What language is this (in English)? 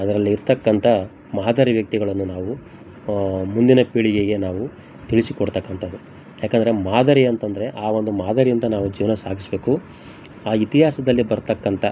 Kannada